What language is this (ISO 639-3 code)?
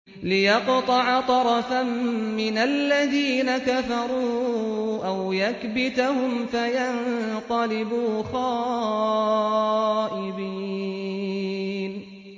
ara